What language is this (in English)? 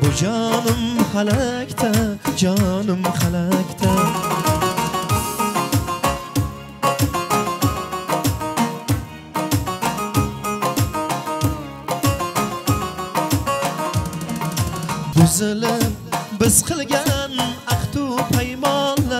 Romanian